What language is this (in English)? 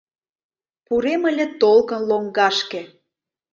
Mari